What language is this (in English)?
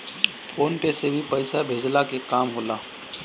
Bhojpuri